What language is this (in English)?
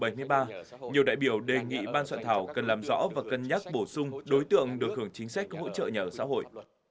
Vietnamese